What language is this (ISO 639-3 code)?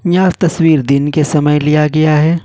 hin